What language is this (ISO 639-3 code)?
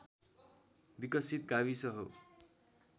nep